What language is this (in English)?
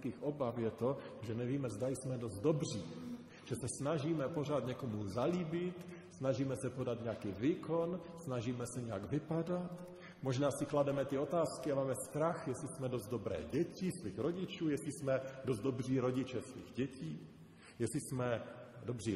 Czech